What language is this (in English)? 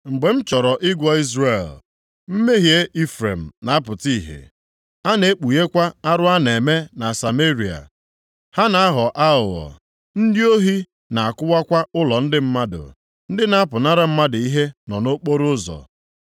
Igbo